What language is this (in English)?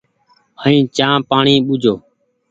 Goaria